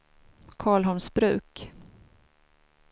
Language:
Swedish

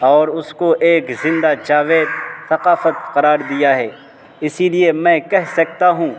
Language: Urdu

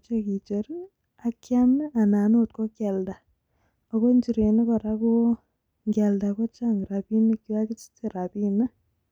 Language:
Kalenjin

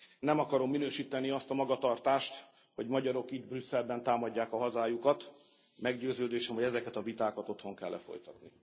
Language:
Hungarian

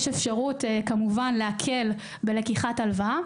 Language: Hebrew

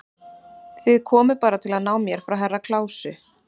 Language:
Icelandic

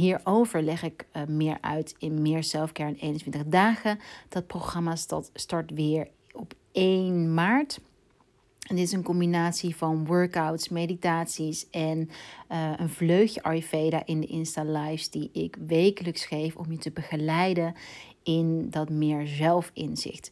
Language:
Dutch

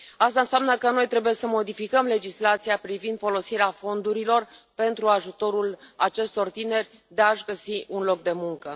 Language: Romanian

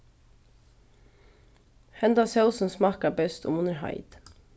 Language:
Faroese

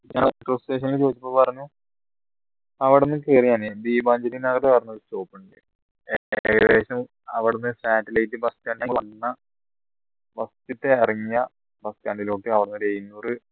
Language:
Malayalam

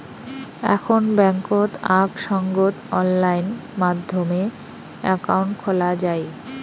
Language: Bangla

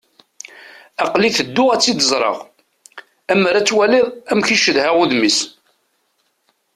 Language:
Kabyle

